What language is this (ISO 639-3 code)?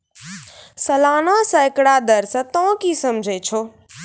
mai